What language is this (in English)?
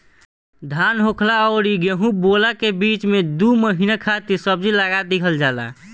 Bhojpuri